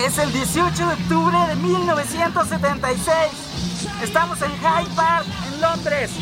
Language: Spanish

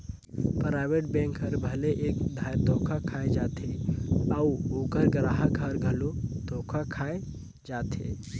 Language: Chhattisgarhi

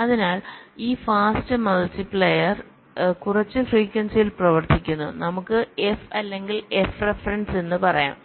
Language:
Malayalam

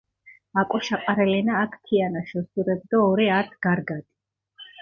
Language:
Mingrelian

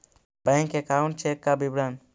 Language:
Magahi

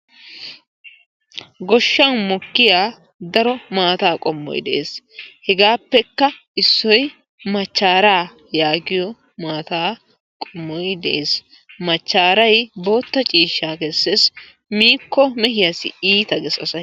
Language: Wolaytta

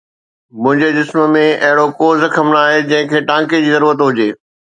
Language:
Sindhi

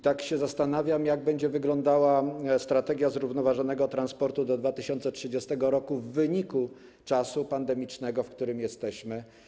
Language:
Polish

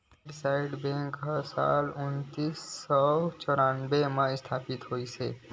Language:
Chhattisgarhi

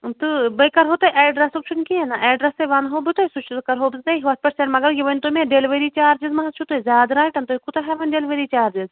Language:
Kashmiri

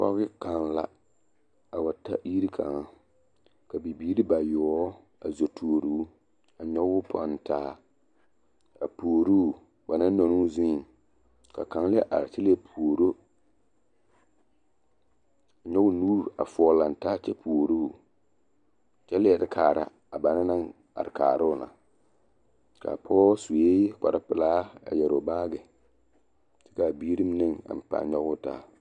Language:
Southern Dagaare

